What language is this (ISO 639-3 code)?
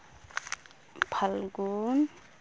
sat